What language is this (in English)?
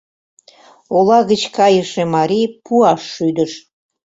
Mari